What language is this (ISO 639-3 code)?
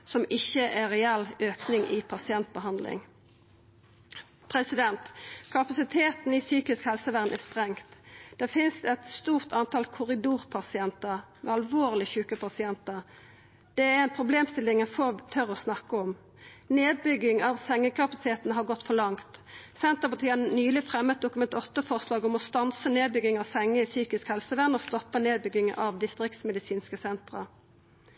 nno